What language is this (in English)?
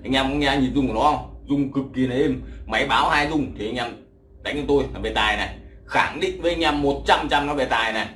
Vietnamese